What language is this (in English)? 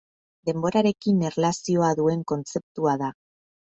Basque